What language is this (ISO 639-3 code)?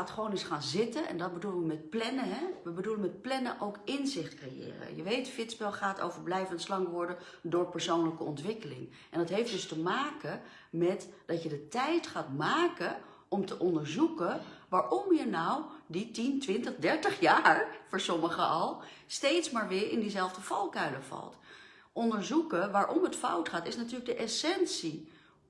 nld